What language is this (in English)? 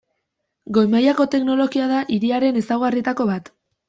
Basque